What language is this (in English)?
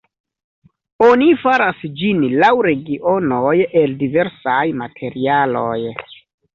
Esperanto